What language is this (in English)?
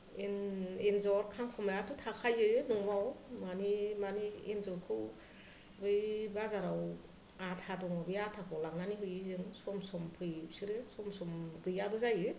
Bodo